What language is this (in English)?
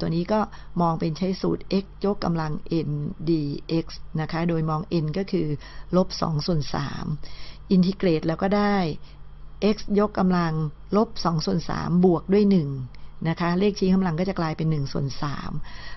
Thai